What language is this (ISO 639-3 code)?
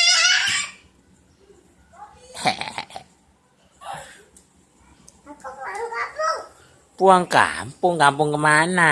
ind